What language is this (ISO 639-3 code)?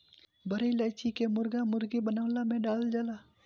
bho